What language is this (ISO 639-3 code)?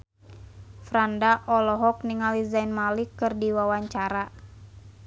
sun